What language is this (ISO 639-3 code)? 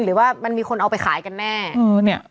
tha